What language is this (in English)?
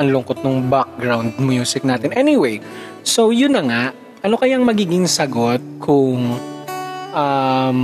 Filipino